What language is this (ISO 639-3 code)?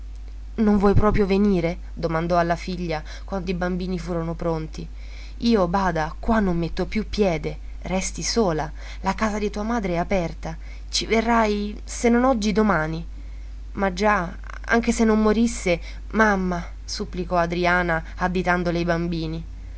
ita